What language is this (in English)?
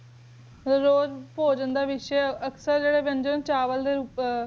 Punjabi